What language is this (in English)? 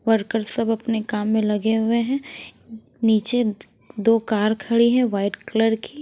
Hindi